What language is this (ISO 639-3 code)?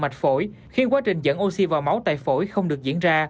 vie